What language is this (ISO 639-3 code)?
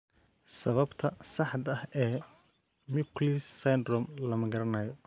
som